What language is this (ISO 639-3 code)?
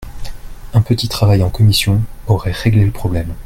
fra